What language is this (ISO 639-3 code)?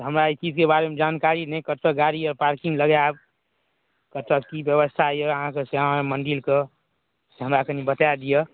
mai